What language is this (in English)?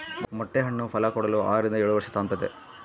Kannada